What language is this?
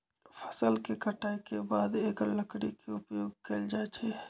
Magahi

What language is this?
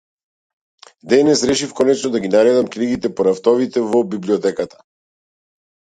Macedonian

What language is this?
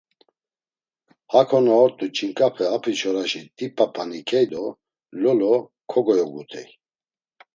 Laz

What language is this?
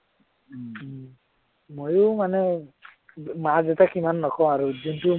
Assamese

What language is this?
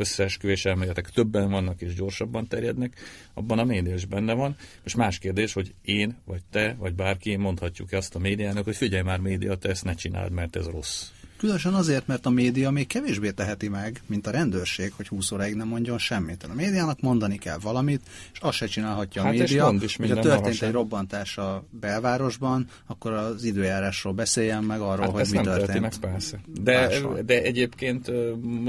Hungarian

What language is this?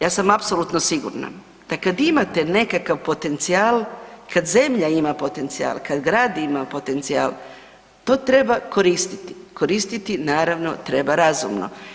Croatian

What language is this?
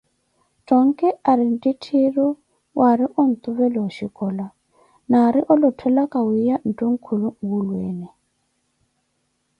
Koti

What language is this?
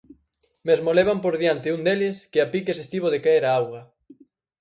Galician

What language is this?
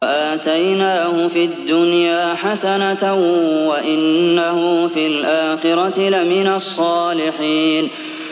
Arabic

